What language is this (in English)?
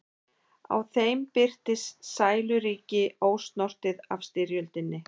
Icelandic